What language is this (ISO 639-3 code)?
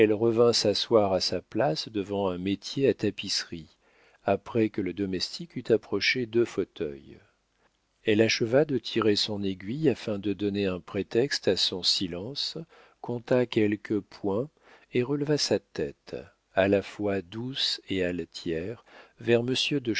fra